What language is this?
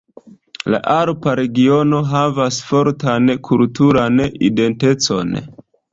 Esperanto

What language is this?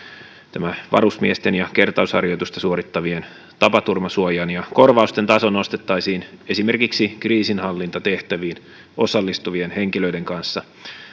Finnish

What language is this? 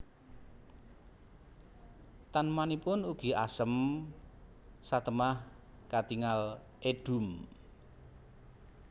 Javanese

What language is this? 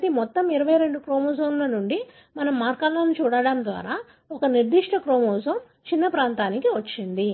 Telugu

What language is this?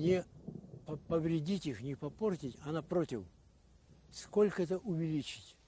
Russian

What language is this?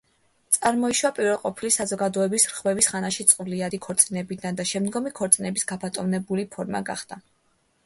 Georgian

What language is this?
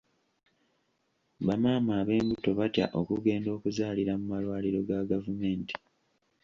Ganda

